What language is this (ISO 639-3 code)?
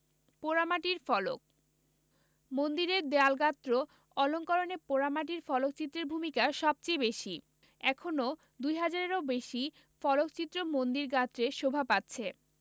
ben